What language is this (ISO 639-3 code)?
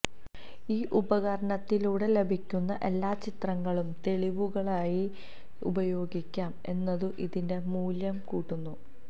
mal